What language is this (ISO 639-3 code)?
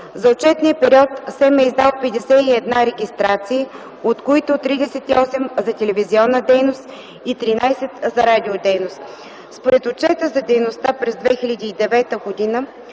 bul